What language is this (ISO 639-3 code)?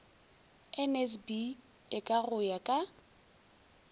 nso